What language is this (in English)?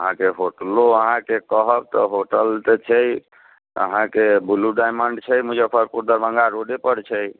Maithili